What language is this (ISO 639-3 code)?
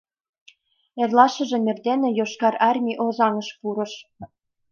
chm